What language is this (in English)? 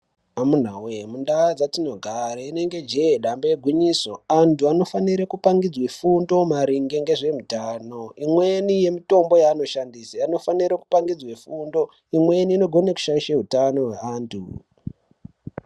Ndau